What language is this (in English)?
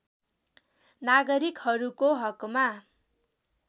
Nepali